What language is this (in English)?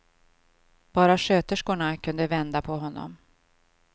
Swedish